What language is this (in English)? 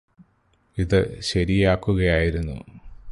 Malayalam